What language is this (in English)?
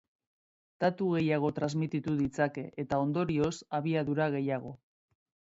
Basque